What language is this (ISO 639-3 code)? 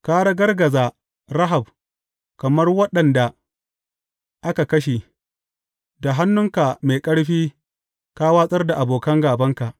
hau